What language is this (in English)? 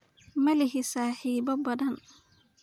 Somali